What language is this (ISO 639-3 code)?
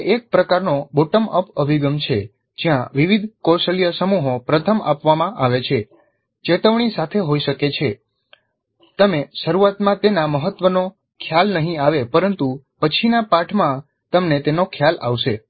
guj